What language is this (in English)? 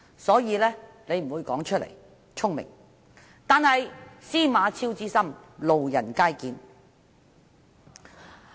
Cantonese